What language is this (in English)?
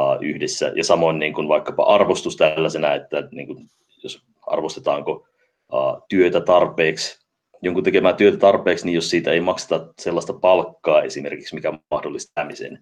Finnish